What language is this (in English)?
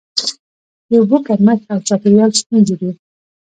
Pashto